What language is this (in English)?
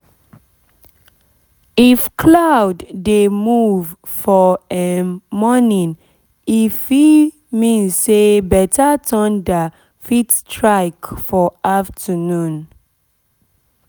Nigerian Pidgin